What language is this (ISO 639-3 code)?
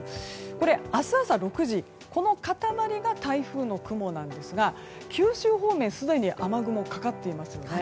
jpn